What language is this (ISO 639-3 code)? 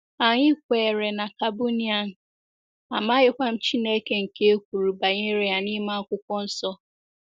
ibo